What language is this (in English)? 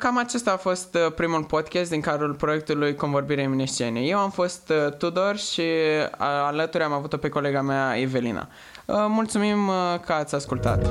Romanian